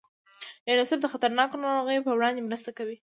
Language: Pashto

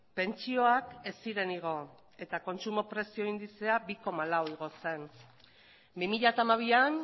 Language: Basque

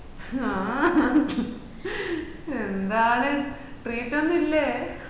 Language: Malayalam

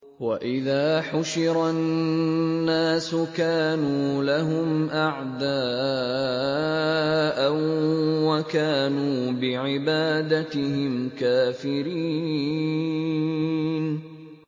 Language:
Arabic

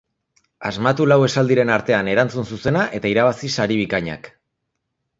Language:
Basque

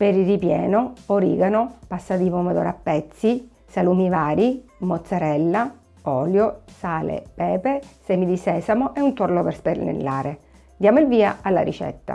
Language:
Italian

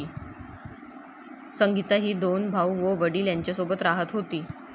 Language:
Marathi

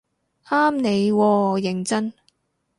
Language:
Cantonese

